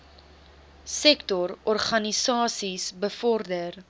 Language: Afrikaans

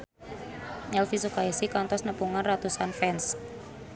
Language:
Sundanese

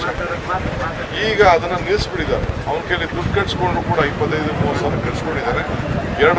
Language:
Romanian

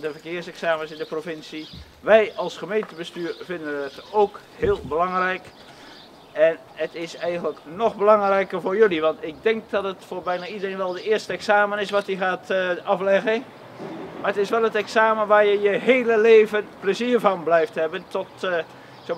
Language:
Dutch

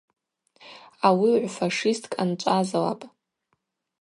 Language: Abaza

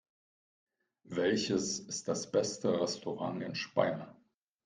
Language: German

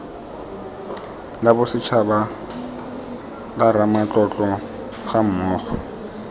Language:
Tswana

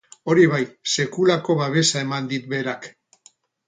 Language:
Basque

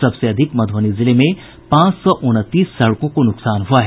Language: Hindi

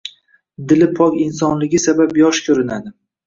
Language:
Uzbek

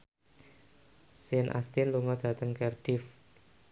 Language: Javanese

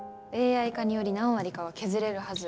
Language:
Japanese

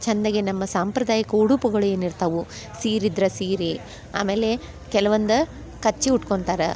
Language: Kannada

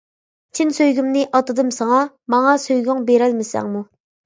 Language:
Uyghur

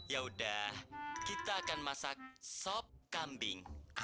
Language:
Indonesian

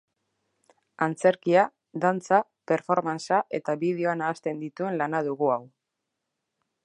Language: Basque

